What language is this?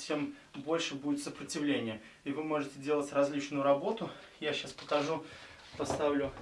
Russian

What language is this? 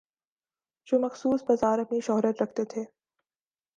Urdu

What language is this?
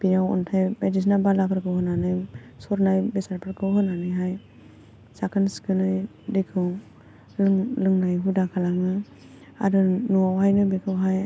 Bodo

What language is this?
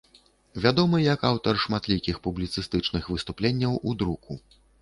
Belarusian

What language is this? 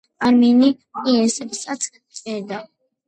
Georgian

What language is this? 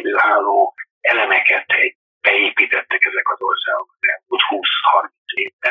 Hungarian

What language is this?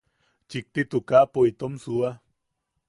Yaqui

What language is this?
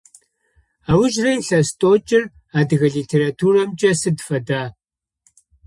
Adyghe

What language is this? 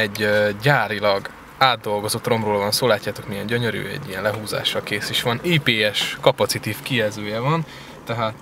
Hungarian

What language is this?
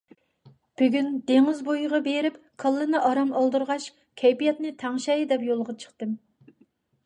Uyghur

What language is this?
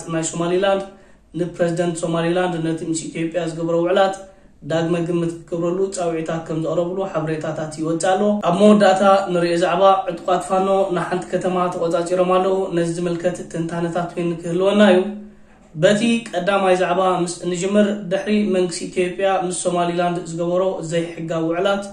Arabic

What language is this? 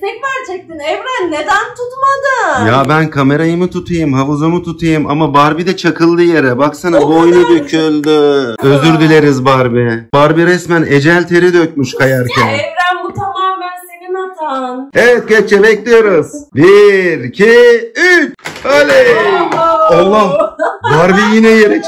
Turkish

